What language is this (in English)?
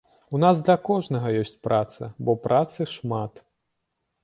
Belarusian